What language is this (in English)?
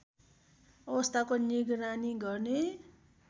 Nepali